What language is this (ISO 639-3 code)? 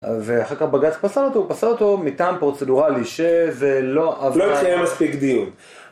heb